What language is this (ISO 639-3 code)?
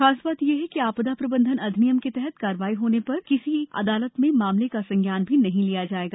hin